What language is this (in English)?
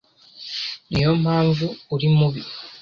Kinyarwanda